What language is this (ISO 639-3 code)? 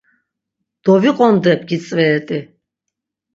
lzz